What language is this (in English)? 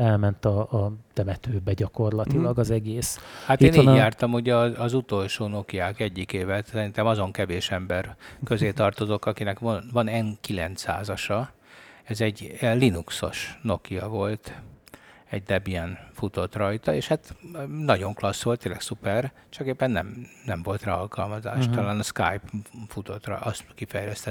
Hungarian